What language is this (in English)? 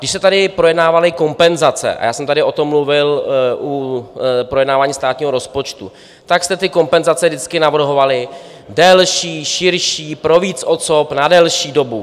Czech